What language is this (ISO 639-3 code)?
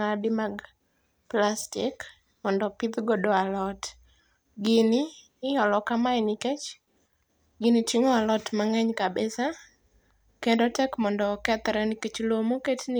luo